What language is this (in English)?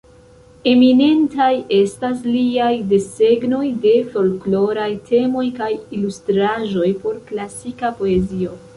Esperanto